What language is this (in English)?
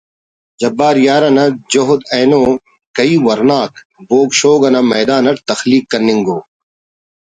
Brahui